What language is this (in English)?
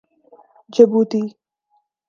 Urdu